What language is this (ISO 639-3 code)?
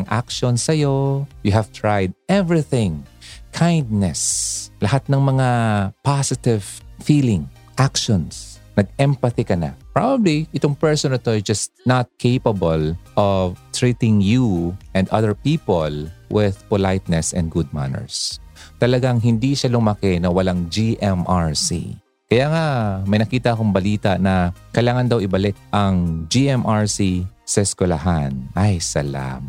fil